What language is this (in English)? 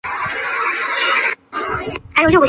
Chinese